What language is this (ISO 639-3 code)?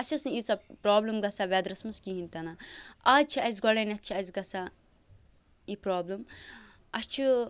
kas